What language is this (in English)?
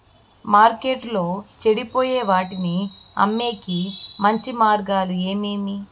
Telugu